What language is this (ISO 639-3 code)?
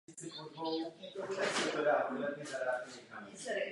ces